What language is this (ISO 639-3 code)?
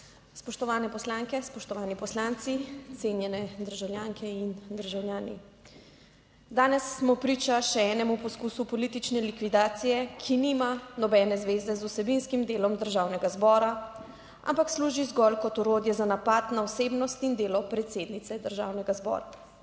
slv